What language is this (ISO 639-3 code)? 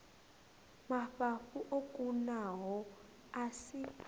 ven